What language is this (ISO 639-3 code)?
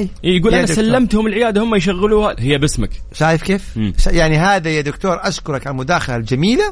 ara